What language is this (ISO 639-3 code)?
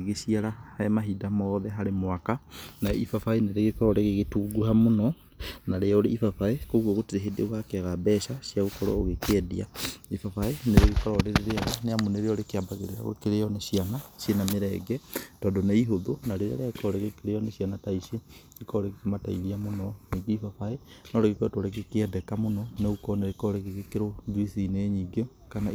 kik